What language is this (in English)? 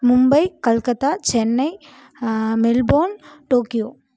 Tamil